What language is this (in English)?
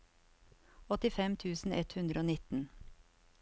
Norwegian